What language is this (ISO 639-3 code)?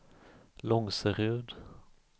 swe